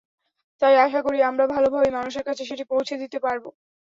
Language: Bangla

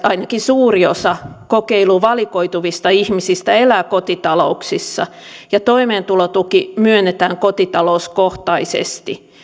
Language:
Finnish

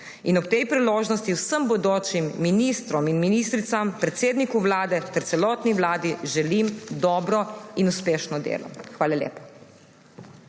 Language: Slovenian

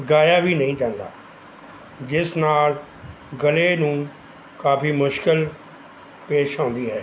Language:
Punjabi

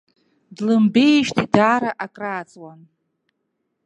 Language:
Abkhazian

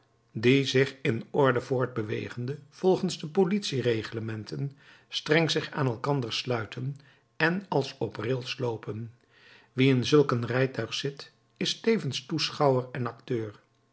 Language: Dutch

